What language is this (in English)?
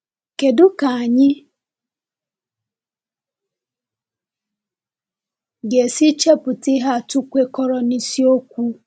Igbo